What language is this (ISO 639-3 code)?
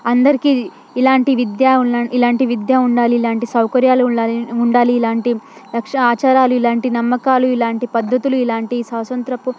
tel